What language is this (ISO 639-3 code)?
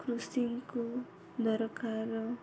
ori